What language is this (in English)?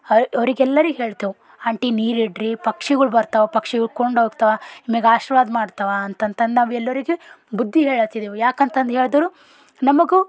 Kannada